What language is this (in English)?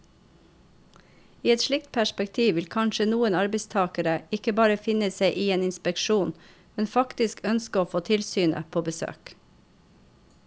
Norwegian